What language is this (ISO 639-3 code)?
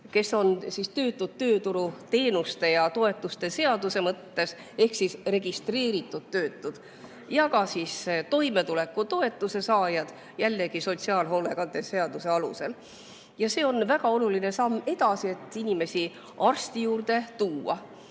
est